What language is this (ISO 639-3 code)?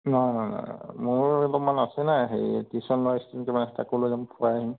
asm